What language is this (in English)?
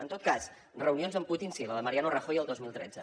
Catalan